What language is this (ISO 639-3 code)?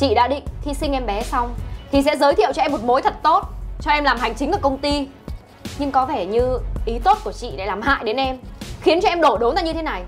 vie